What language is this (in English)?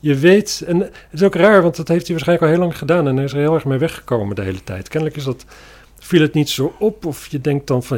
Dutch